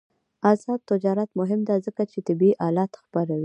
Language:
Pashto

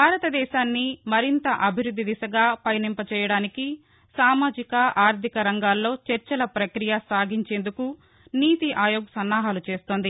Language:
Telugu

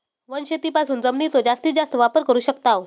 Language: Marathi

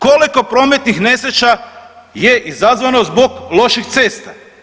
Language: Croatian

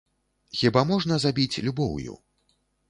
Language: Belarusian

